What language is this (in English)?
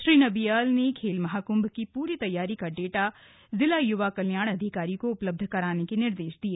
Hindi